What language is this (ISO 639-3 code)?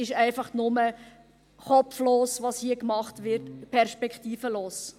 gsw